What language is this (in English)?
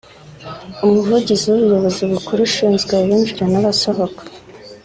Kinyarwanda